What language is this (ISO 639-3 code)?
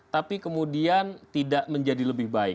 ind